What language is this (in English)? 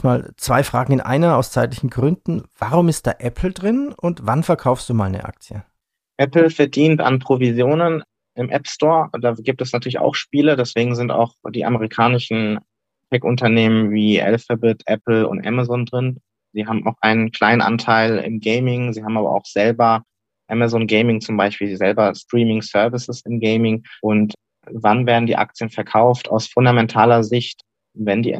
German